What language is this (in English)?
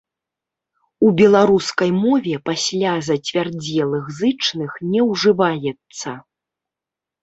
Belarusian